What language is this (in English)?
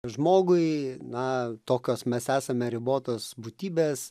Lithuanian